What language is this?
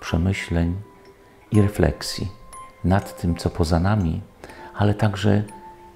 Polish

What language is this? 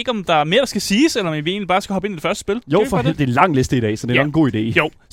Danish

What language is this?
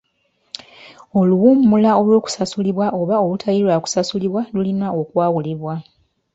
Ganda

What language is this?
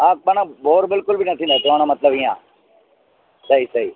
Sindhi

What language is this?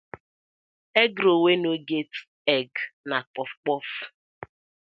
Nigerian Pidgin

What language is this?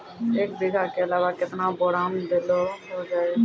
Maithili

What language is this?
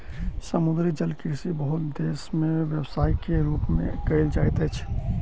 Maithili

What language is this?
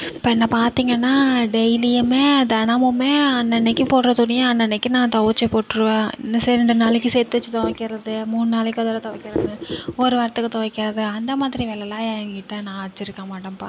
Tamil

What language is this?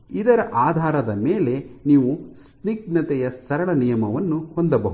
Kannada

